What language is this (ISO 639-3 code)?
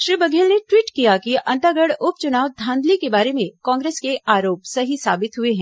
hin